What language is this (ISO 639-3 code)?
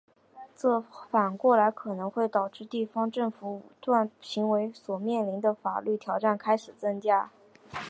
zho